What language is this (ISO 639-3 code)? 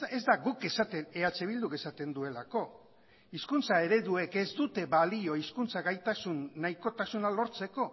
eus